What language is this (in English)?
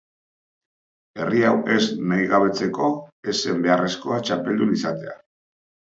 Basque